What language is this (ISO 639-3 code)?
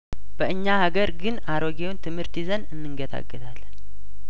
amh